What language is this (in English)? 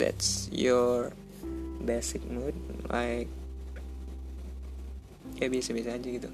Indonesian